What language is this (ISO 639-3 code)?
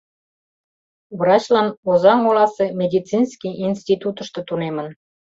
chm